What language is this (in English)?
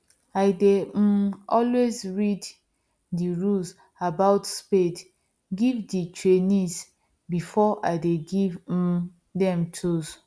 Nigerian Pidgin